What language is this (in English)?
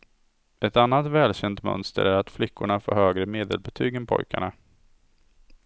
Swedish